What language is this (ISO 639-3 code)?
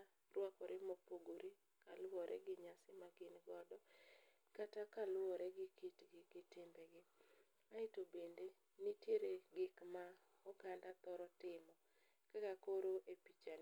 luo